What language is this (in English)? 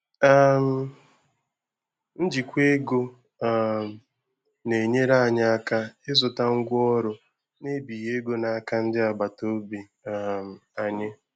Igbo